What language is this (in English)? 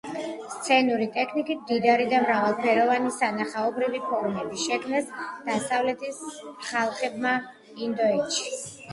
Georgian